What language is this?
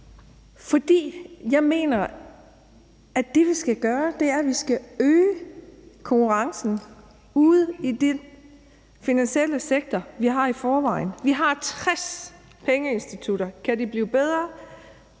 Danish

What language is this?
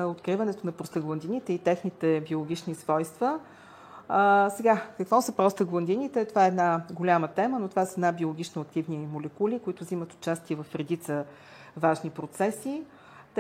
Bulgarian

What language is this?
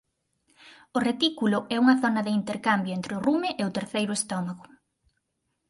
Galician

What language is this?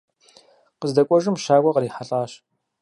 Kabardian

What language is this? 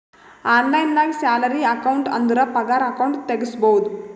Kannada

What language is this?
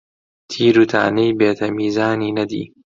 Central Kurdish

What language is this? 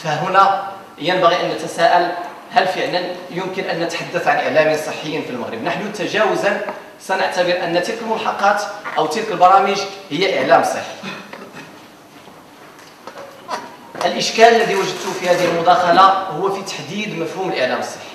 Arabic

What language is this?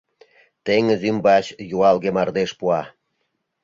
Mari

